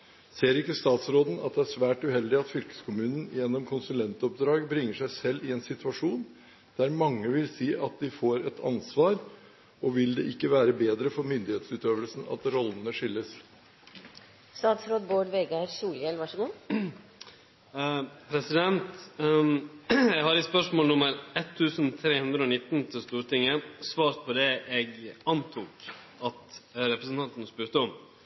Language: Norwegian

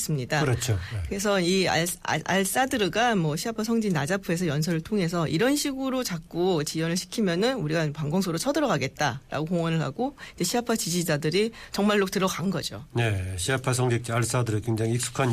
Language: Korean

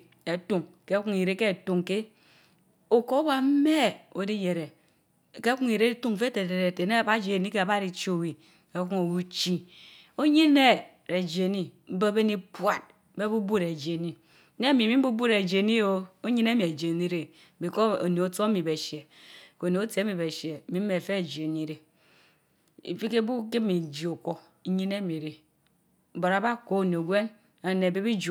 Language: Mbe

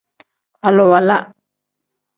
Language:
Tem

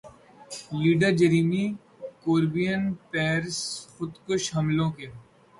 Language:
Urdu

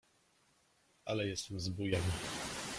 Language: Polish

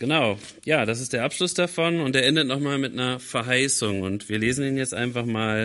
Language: German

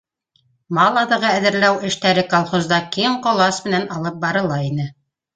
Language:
Bashkir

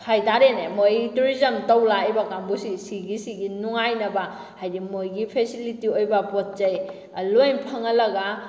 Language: Manipuri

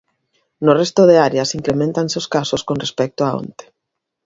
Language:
Galician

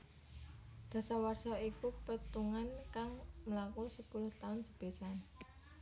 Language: Javanese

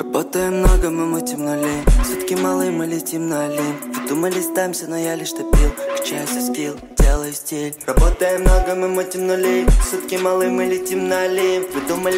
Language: Romanian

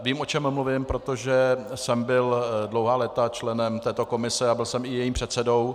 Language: Czech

